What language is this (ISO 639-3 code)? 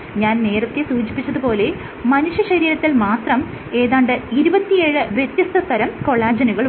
mal